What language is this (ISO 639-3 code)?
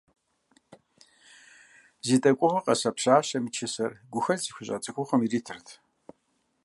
kbd